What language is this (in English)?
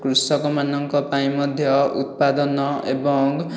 Odia